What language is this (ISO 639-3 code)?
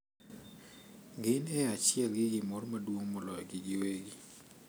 luo